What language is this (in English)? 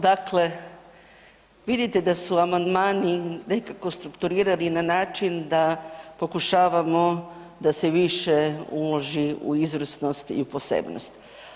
Croatian